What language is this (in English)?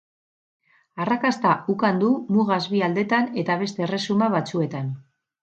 Basque